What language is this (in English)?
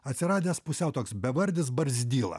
Lithuanian